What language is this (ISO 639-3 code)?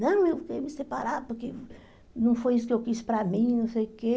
por